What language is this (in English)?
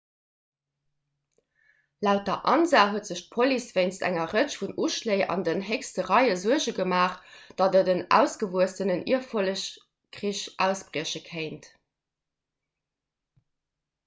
Luxembourgish